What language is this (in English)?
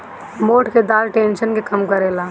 Bhojpuri